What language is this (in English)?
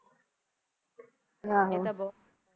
Punjabi